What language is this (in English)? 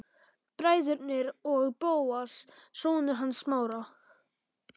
Icelandic